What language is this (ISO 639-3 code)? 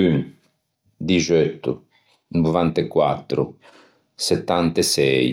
lij